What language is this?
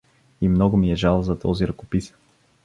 Bulgarian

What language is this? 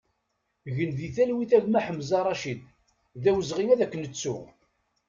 Kabyle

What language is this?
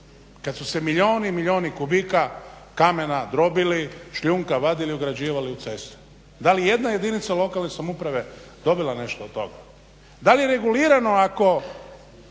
Croatian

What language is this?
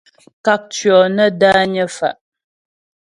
Ghomala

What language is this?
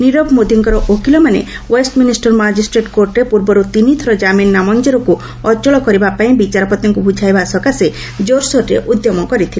Odia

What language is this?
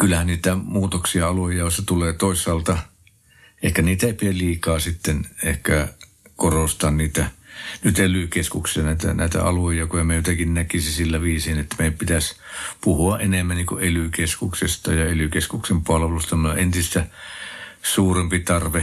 Finnish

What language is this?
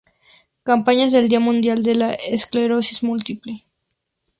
Spanish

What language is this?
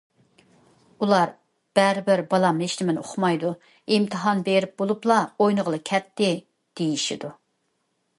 Uyghur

